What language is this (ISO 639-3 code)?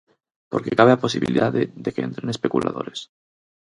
glg